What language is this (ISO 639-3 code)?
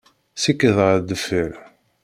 kab